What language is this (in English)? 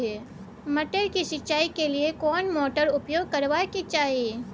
Maithili